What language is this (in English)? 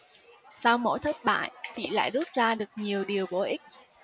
Vietnamese